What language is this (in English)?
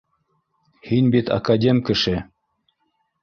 Bashkir